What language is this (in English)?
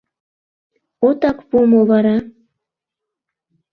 Mari